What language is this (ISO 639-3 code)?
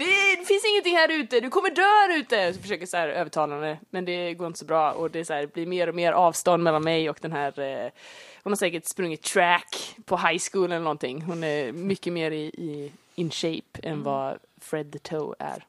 swe